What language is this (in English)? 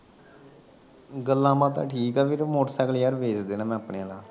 Punjabi